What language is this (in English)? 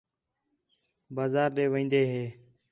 Khetrani